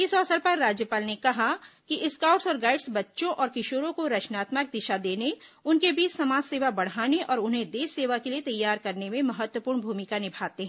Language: Hindi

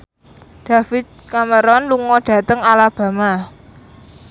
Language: Javanese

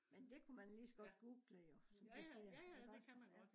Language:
Danish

